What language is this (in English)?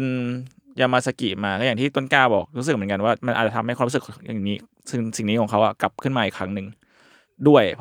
Thai